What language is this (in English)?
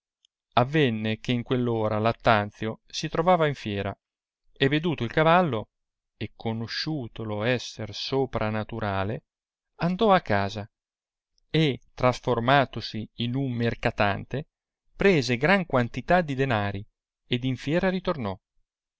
Italian